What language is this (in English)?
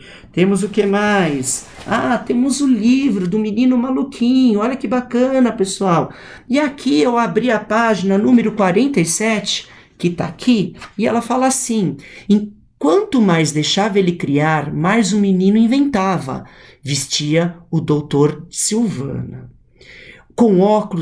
Portuguese